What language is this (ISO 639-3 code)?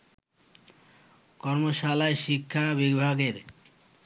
ben